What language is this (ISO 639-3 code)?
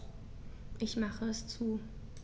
deu